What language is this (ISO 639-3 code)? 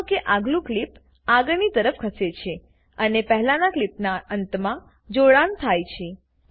guj